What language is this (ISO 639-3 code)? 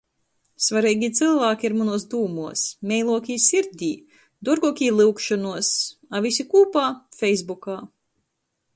ltg